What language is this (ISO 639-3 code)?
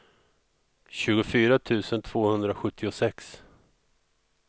swe